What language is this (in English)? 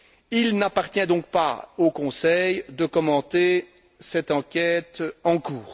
French